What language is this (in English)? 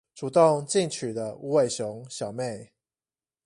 Chinese